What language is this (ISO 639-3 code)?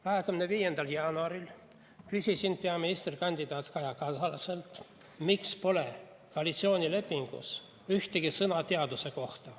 est